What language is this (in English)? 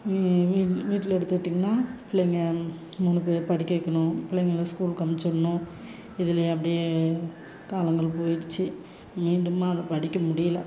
Tamil